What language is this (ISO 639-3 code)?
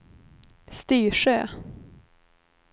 swe